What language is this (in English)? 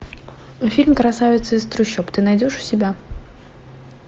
Russian